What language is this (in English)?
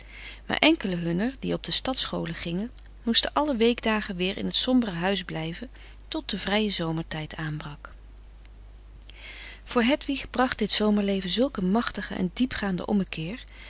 Dutch